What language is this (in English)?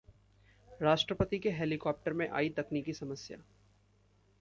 Hindi